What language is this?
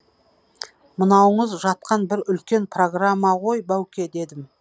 Kazakh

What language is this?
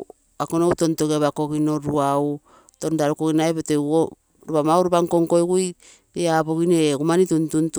Terei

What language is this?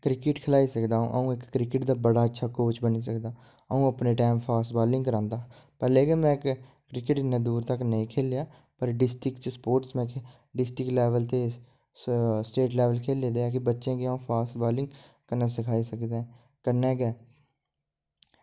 Dogri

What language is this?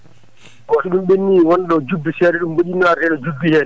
Fula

